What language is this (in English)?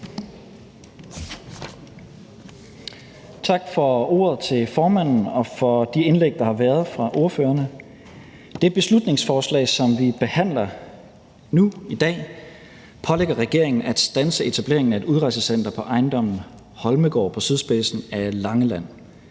Danish